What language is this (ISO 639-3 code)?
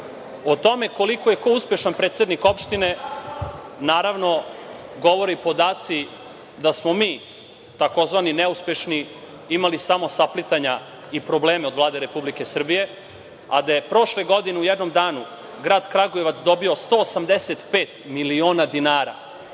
srp